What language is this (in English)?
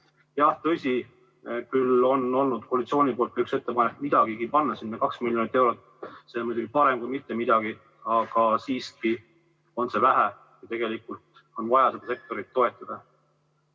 Estonian